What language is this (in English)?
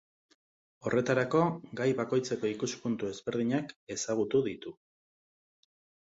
Basque